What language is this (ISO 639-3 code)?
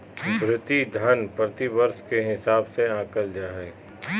mag